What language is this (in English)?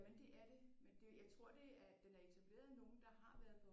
Danish